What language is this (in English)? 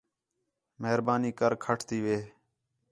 Khetrani